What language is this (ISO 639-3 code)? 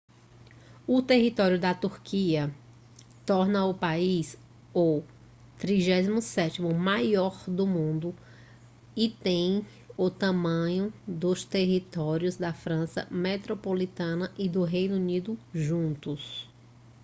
por